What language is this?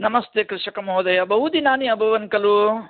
Sanskrit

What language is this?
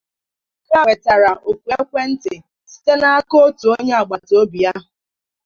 Igbo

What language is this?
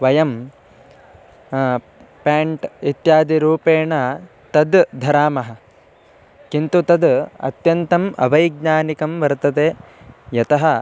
Sanskrit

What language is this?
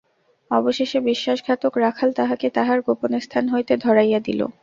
Bangla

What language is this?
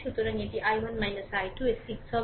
Bangla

